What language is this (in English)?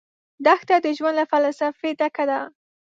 Pashto